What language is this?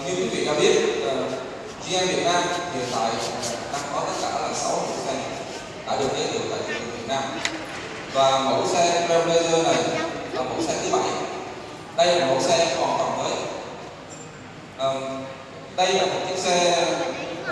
Vietnamese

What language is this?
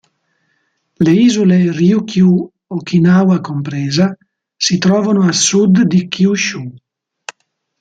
Italian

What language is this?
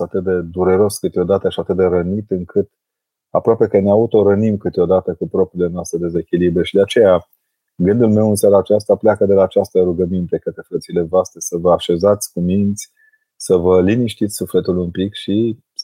Romanian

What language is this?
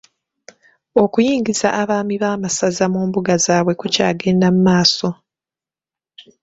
Ganda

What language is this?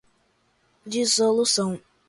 Portuguese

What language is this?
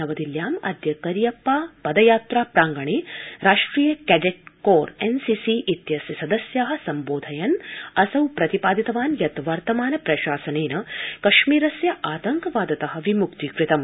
Sanskrit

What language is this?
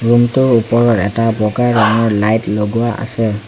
Assamese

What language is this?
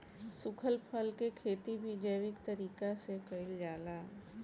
Bhojpuri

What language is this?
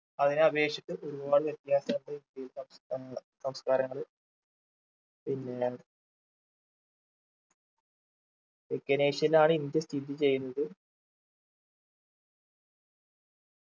Malayalam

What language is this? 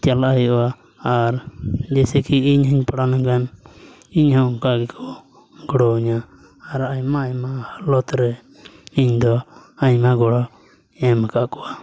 Santali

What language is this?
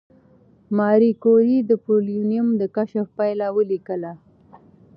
Pashto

